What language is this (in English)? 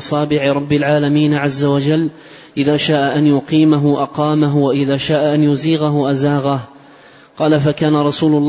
Arabic